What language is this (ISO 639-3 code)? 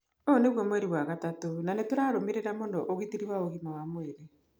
kik